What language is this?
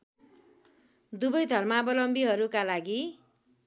Nepali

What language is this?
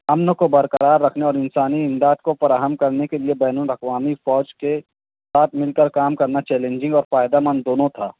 Urdu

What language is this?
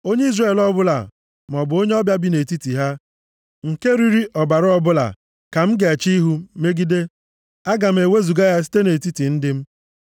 Igbo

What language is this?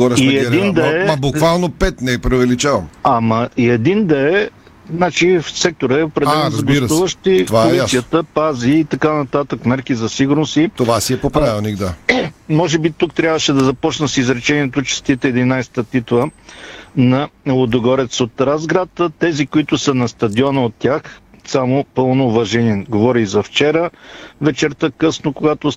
Bulgarian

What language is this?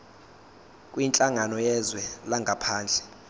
Zulu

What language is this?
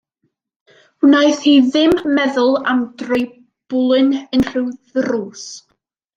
Welsh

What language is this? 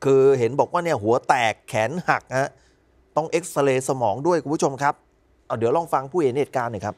Thai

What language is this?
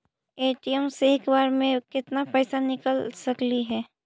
Magahi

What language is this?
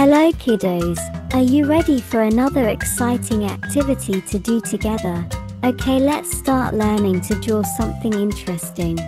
English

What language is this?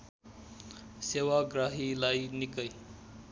Nepali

